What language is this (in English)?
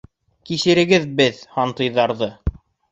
Bashkir